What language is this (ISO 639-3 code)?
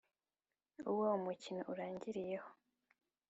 kin